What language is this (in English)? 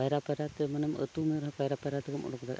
Santali